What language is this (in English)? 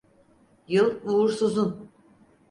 Turkish